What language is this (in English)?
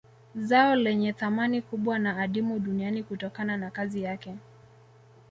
Swahili